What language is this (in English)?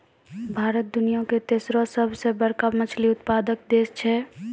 Maithili